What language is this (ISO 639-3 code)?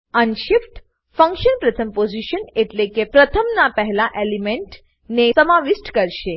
guj